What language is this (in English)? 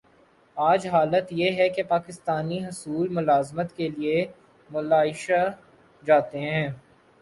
Urdu